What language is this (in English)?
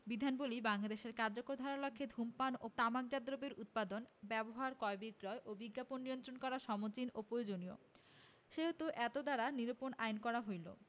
Bangla